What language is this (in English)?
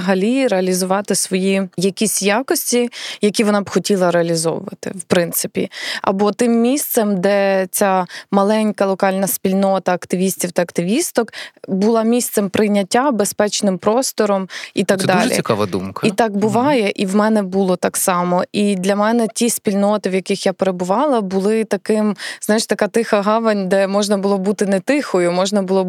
Ukrainian